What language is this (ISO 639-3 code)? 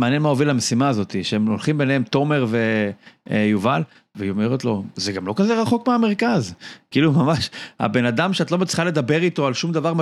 heb